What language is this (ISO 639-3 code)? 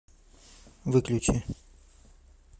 rus